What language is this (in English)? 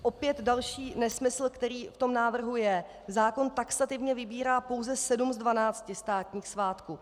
Czech